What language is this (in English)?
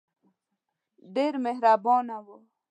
Pashto